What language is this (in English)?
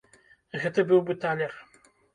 Belarusian